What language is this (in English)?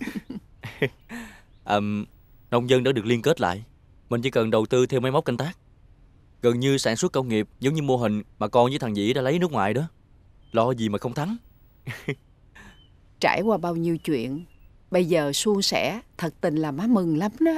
Vietnamese